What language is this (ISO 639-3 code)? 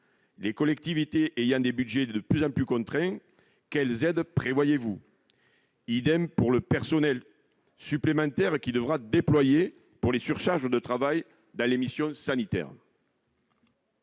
fra